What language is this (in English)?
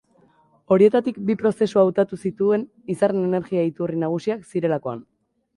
Basque